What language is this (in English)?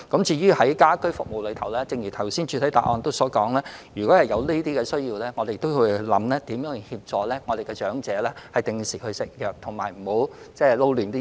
Cantonese